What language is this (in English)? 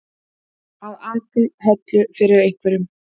Icelandic